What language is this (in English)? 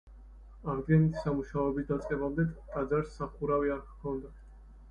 Georgian